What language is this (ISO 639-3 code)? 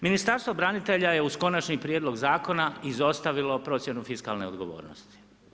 hrv